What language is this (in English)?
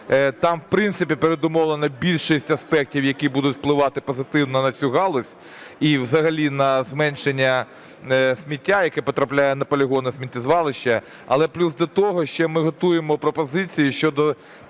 Ukrainian